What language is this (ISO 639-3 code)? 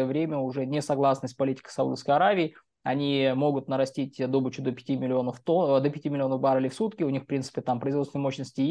rus